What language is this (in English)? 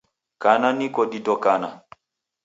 Taita